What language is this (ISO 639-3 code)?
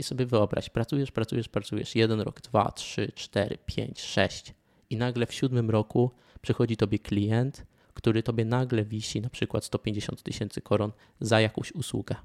pol